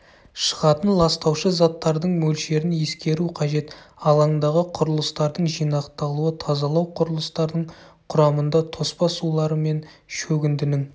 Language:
Kazakh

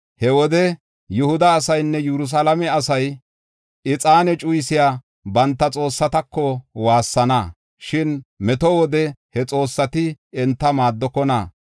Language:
Gofa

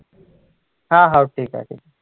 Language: Marathi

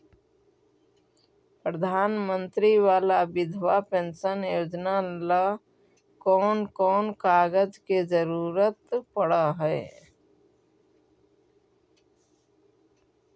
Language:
Magahi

